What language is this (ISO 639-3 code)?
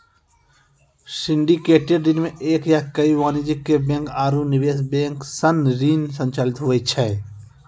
mai